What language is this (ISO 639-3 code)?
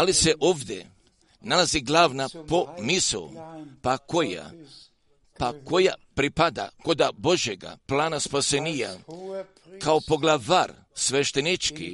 hrv